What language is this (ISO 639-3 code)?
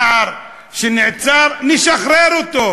heb